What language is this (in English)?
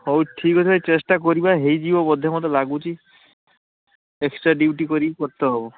Odia